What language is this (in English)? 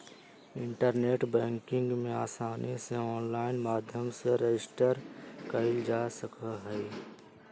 Magahi